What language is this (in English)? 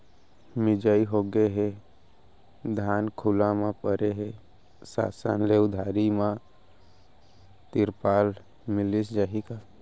Chhattisgarhi